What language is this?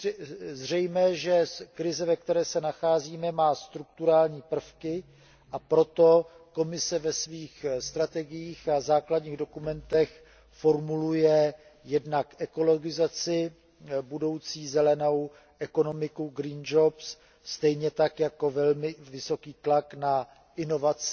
Czech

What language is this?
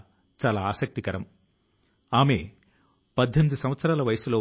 Telugu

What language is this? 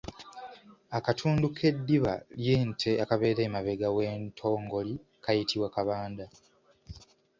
Ganda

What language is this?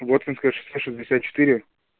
Russian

